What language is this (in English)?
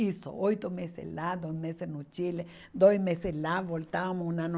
Portuguese